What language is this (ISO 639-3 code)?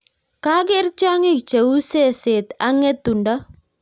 kln